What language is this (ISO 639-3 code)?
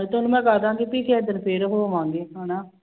pan